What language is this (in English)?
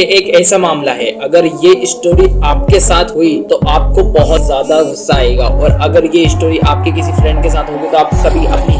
Hindi